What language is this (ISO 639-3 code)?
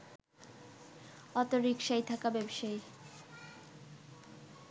ben